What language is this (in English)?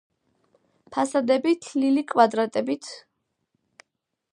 Georgian